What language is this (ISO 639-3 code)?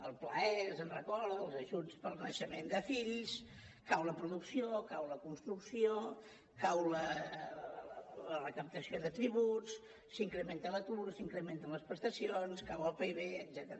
cat